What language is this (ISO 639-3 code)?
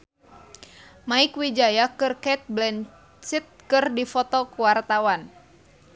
sun